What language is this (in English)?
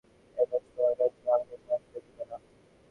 Bangla